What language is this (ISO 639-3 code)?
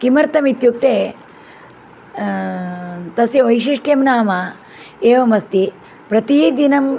san